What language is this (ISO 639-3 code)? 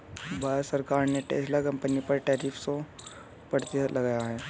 hin